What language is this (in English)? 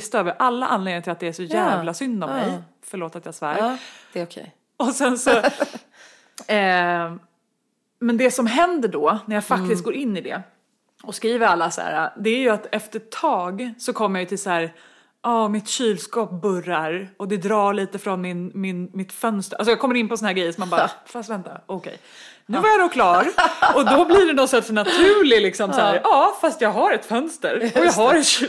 Swedish